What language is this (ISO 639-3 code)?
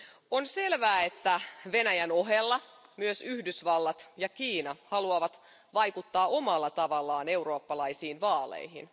fin